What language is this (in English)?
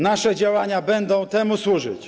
Polish